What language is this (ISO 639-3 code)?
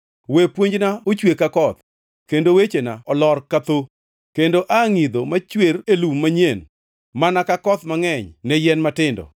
luo